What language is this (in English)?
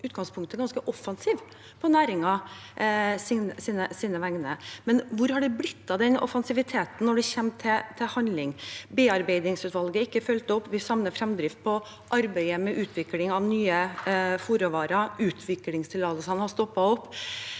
Norwegian